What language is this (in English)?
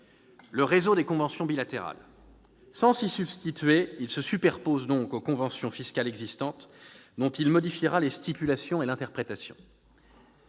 French